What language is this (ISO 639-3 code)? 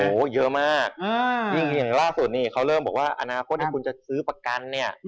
tha